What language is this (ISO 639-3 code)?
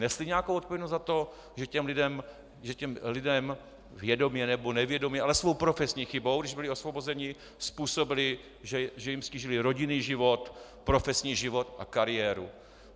ces